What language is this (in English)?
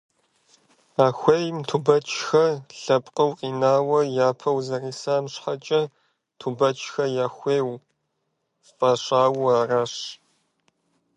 Kabardian